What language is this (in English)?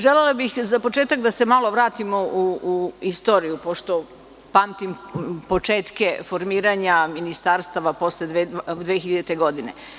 Serbian